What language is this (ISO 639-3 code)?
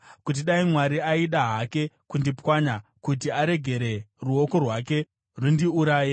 sna